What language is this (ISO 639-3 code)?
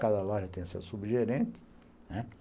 por